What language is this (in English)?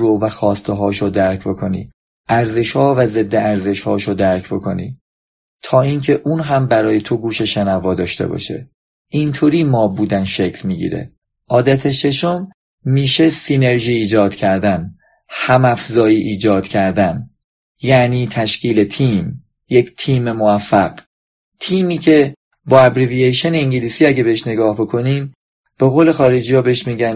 Persian